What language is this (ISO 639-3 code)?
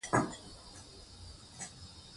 pus